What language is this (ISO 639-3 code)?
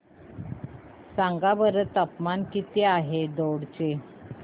mar